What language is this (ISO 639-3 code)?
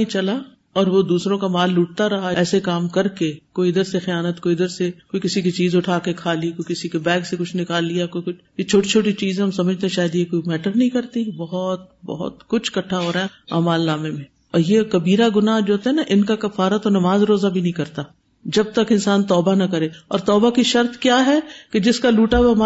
urd